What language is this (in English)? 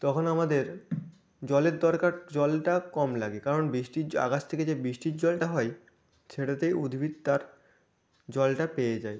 Bangla